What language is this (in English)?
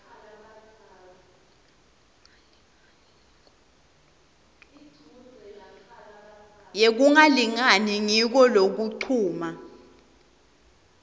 Swati